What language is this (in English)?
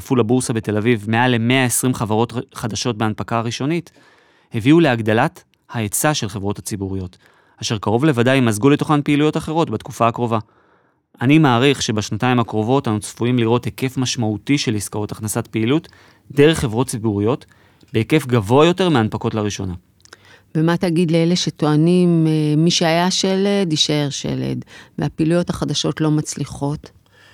Hebrew